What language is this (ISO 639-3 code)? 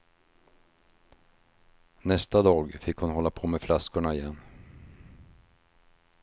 swe